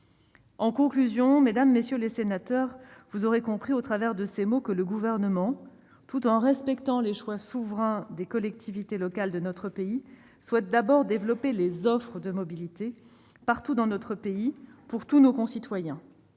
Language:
French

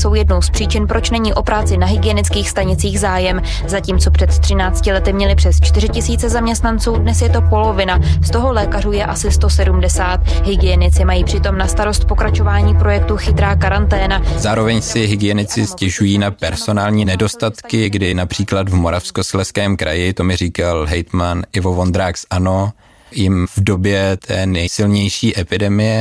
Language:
Czech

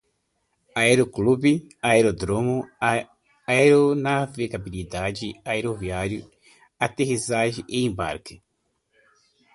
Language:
Portuguese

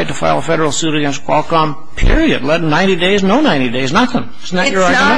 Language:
English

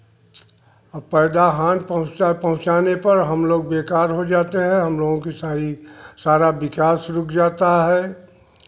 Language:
Hindi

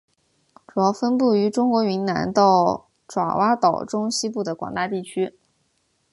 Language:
Chinese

